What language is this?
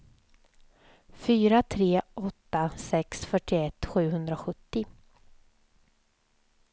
Swedish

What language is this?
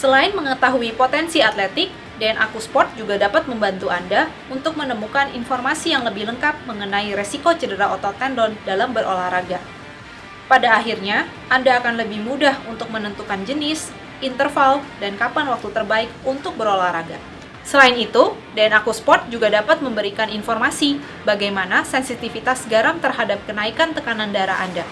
Indonesian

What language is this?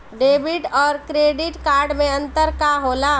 Bhojpuri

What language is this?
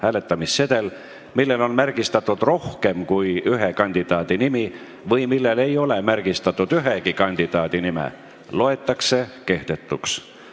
Estonian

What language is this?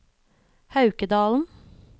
Norwegian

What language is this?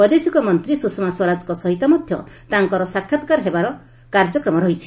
Odia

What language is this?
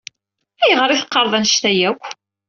Kabyle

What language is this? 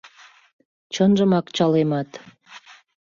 Mari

